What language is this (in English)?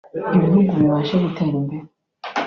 Kinyarwanda